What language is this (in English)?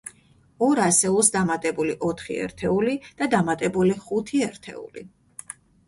Georgian